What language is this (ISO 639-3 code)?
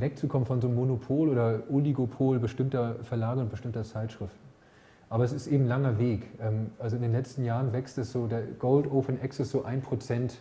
deu